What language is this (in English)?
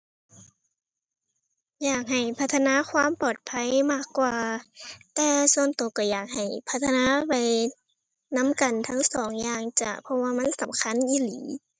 Thai